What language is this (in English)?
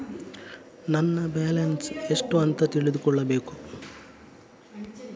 Kannada